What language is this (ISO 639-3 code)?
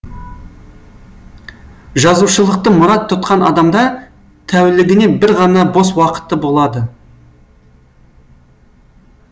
kaz